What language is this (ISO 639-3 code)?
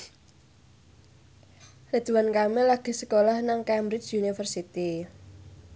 jav